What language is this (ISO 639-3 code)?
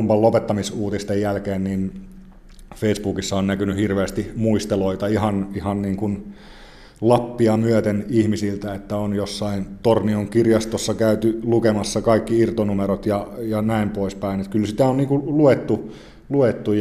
fin